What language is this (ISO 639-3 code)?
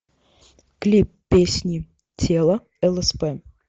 rus